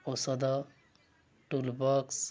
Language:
Odia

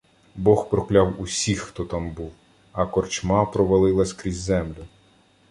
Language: Ukrainian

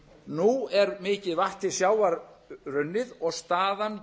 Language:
Icelandic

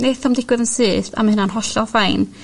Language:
Welsh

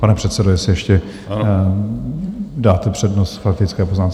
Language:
Czech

